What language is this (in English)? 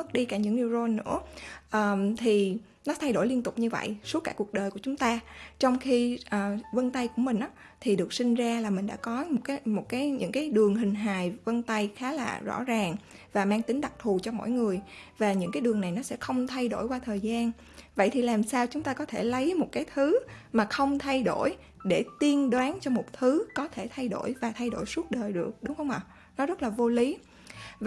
Vietnamese